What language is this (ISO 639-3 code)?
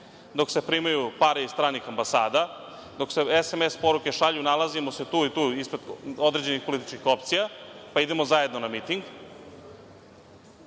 srp